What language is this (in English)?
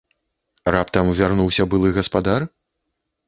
Belarusian